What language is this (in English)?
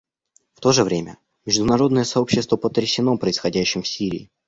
Russian